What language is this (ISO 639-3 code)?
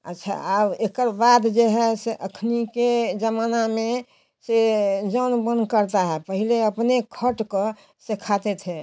hin